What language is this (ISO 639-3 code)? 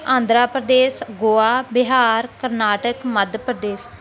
pan